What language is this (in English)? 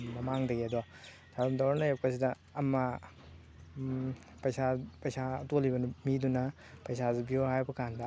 Manipuri